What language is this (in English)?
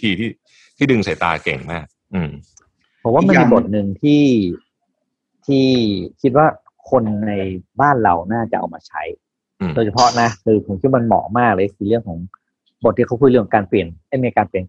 Thai